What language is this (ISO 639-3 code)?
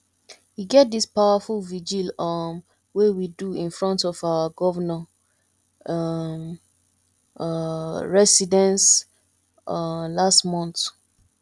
pcm